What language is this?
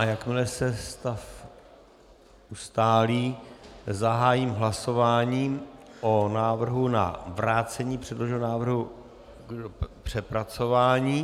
Czech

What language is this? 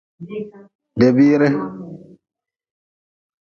Nawdm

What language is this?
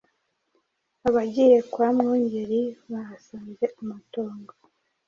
Kinyarwanda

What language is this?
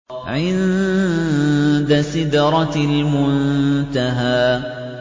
Arabic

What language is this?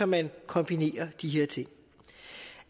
Danish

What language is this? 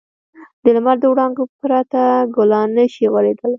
Pashto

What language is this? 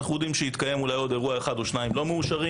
Hebrew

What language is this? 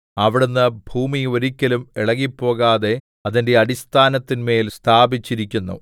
Malayalam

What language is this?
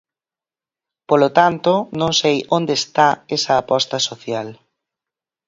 Galician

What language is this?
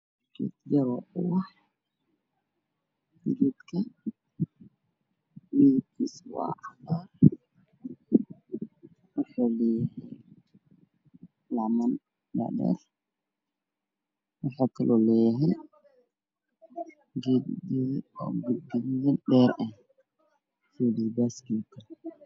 Somali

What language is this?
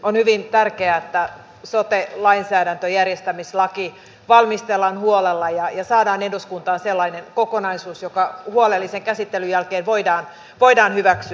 Finnish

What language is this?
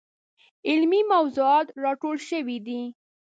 Pashto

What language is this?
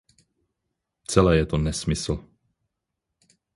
Czech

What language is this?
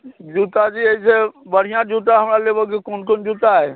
Maithili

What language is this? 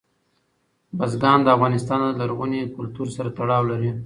Pashto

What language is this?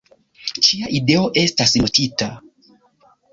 Esperanto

